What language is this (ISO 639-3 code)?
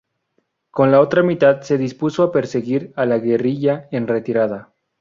spa